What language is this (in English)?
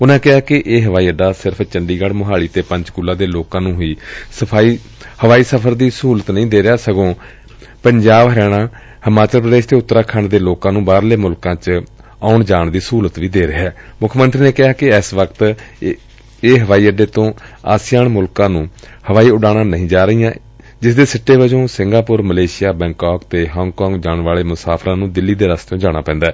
Punjabi